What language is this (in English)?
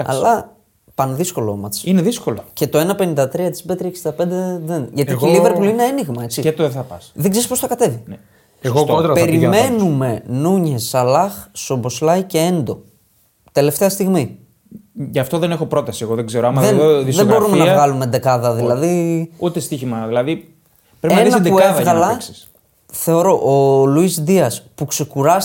Greek